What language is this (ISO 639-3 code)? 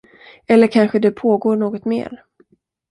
swe